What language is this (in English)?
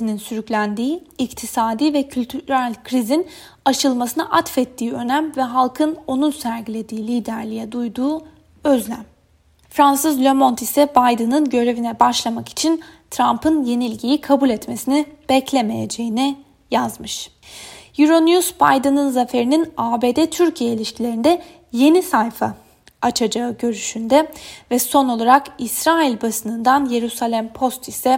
Turkish